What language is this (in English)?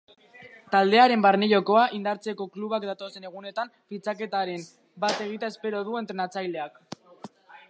Basque